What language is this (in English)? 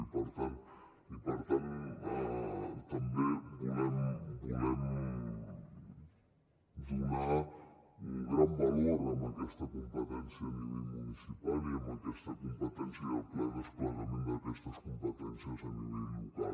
Catalan